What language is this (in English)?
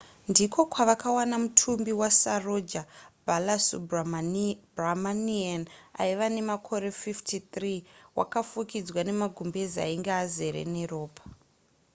Shona